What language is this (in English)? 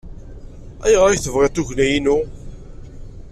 Kabyle